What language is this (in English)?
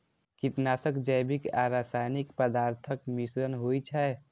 Maithili